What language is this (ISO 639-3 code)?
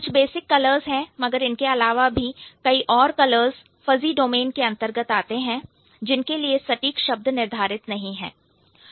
hin